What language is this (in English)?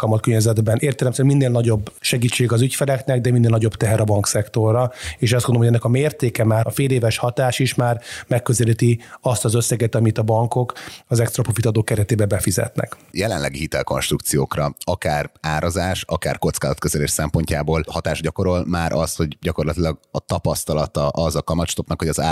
Hungarian